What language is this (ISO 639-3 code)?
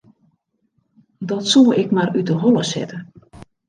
fry